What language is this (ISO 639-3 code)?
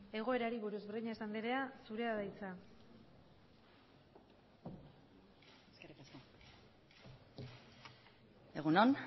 eus